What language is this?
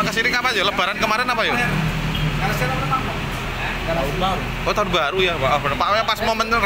Indonesian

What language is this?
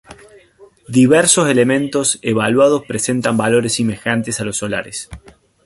Spanish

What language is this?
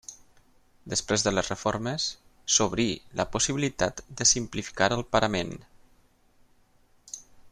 Catalan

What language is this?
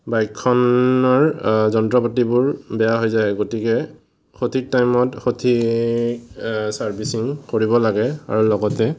Assamese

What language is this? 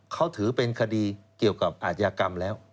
Thai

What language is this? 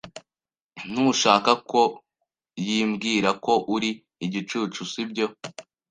Kinyarwanda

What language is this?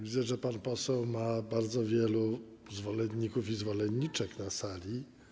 Polish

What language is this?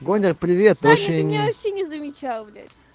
Russian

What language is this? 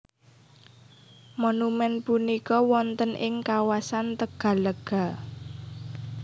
Javanese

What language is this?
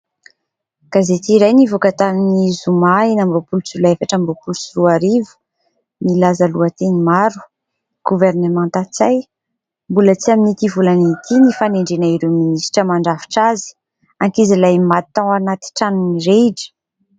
Malagasy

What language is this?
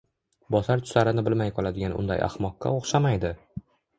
Uzbek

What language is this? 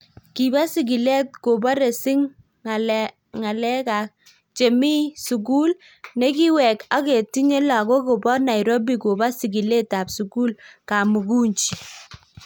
Kalenjin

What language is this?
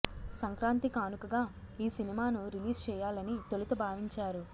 Telugu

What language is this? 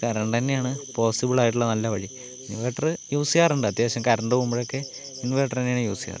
Malayalam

